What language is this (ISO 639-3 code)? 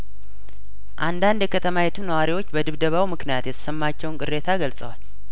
amh